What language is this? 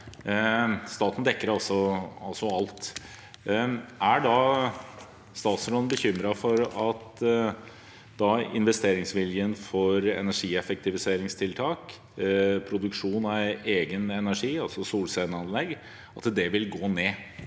Norwegian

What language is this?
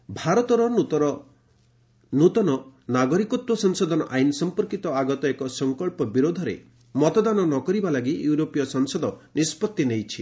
Odia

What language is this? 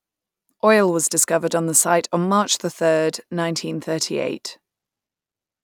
English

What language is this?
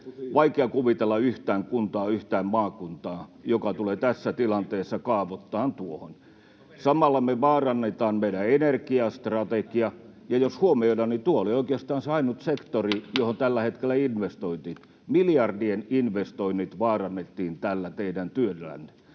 Finnish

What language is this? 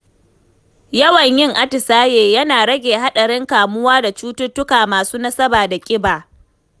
Hausa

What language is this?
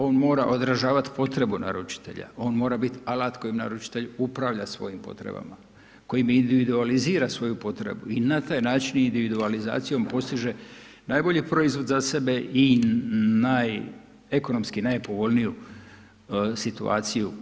Croatian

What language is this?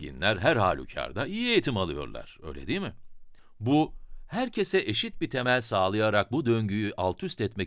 Turkish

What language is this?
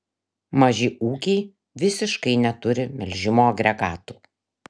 Lithuanian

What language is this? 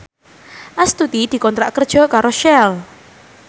Javanese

